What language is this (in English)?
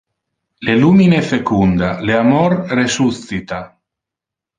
Interlingua